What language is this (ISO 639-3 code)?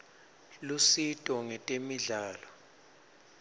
ssw